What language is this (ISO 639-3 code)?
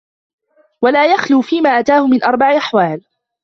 ara